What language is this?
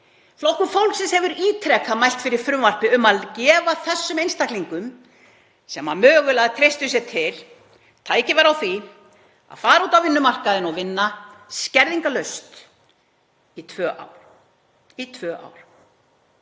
Icelandic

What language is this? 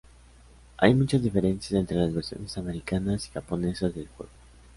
Spanish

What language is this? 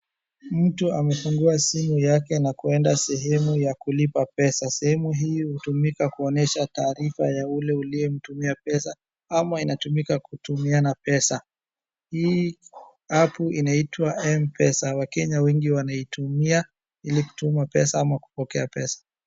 Swahili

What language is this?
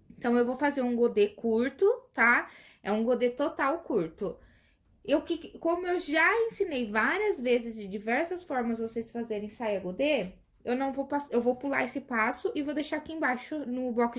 Portuguese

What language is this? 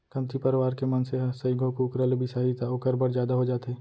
Chhattisgarhi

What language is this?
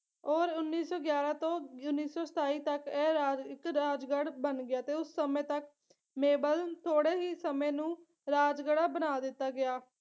Punjabi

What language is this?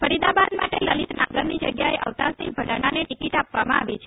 Gujarati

